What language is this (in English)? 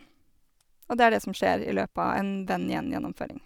Norwegian